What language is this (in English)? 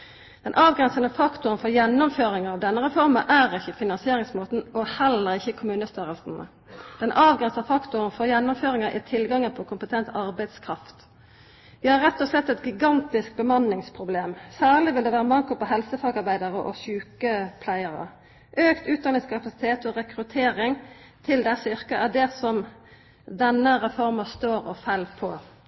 Norwegian Nynorsk